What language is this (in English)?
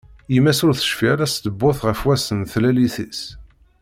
Kabyle